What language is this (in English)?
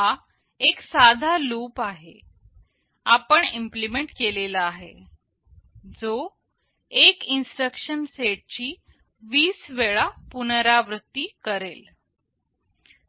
Marathi